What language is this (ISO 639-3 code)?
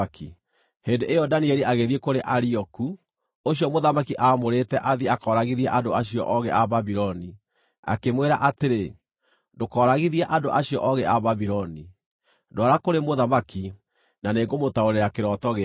kik